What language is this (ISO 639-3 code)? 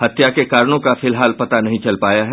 hin